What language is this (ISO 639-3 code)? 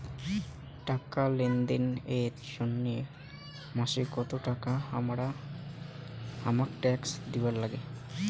ben